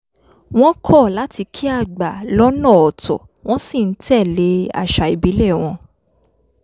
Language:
Yoruba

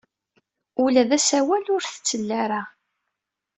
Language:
Kabyle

